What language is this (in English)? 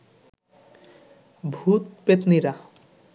Bangla